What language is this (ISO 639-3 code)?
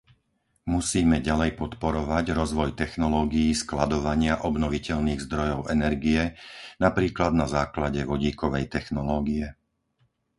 slk